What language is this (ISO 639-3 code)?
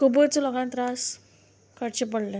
kok